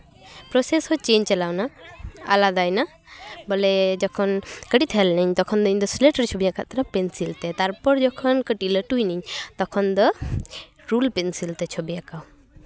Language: Santali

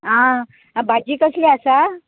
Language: Konkani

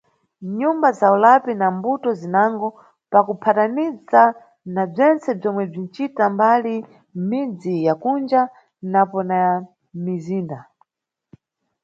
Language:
Nyungwe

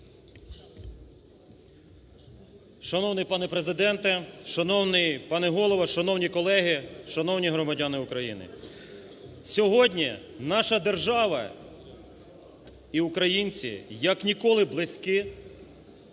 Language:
Ukrainian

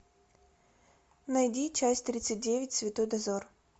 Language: Russian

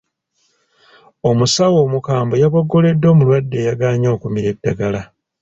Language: Ganda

